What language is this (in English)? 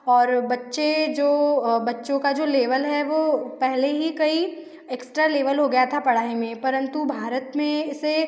Hindi